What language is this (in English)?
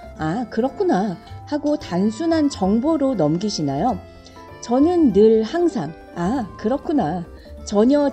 Korean